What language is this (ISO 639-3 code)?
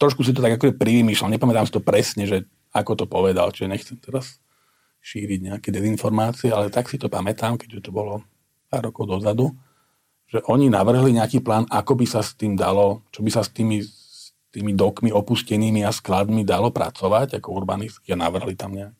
slk